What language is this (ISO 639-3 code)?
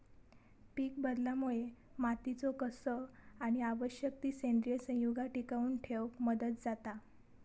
mar